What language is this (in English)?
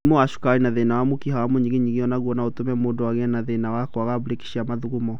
Kikuyu